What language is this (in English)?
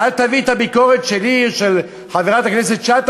Hebrew